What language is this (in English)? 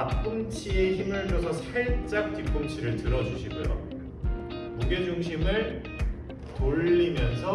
Korean